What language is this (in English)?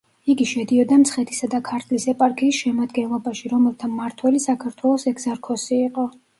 Georgian